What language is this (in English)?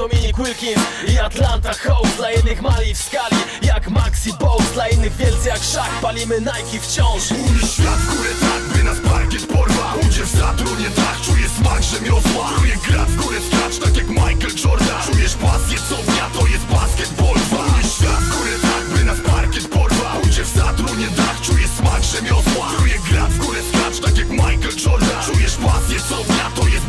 Polish